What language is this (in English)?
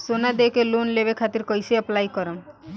Bhojpuri